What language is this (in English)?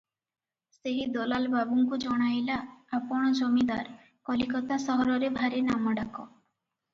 Odia